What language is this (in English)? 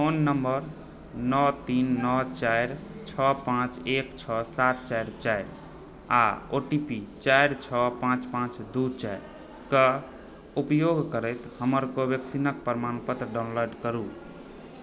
Maithili